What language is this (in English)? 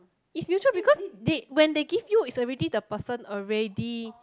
English